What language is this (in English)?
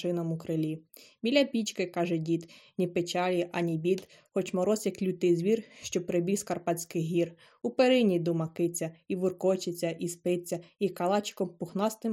Ukrainian